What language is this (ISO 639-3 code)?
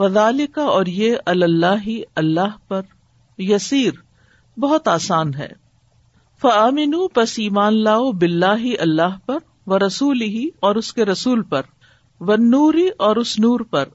urd